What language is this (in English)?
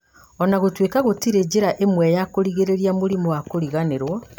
Kikuyu